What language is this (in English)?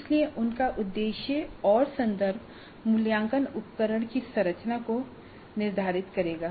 Hindi